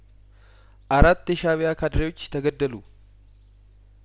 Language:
Amharic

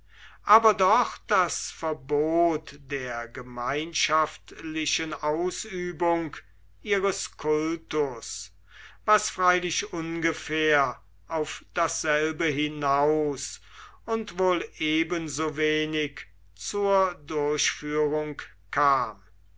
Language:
German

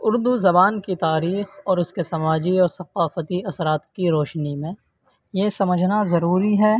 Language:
Urdu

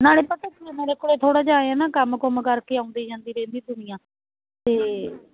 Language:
Punjabi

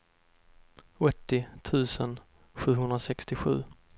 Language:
Swedish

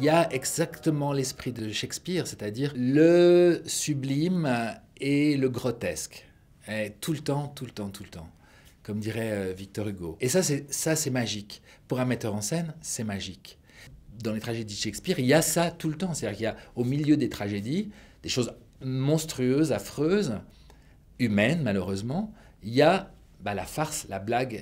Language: French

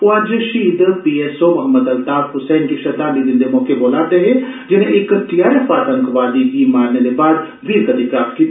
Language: Dogri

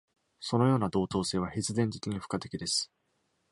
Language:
Japanese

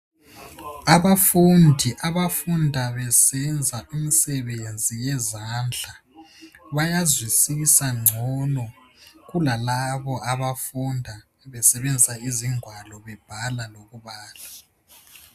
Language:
North Ndebele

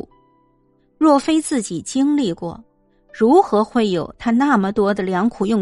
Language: Chinese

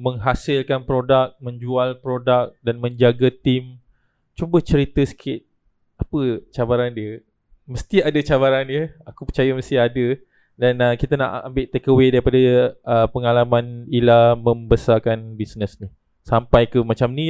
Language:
Malay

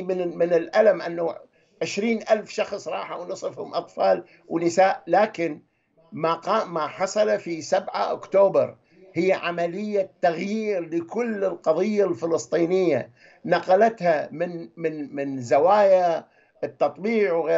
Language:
Arabic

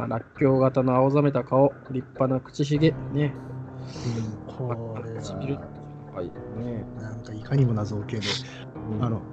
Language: Japanese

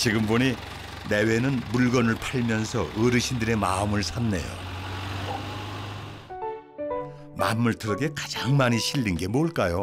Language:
Korean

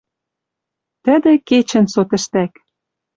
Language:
Western Mari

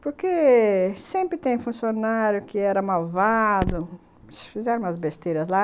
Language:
Portuguese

